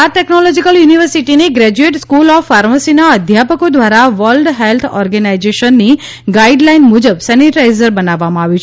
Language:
Gujarati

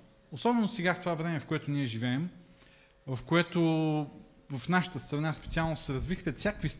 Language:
Bulgarian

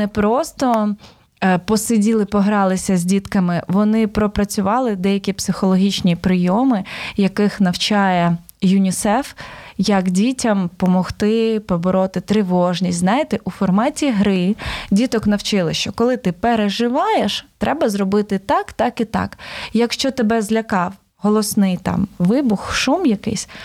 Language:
Ukrainian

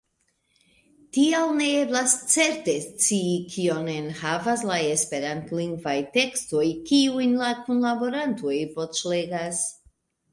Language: Esperanto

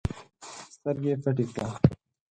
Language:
Pashto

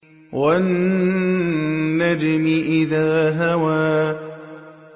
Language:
Arabic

